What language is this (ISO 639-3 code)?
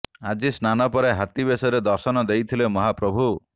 ori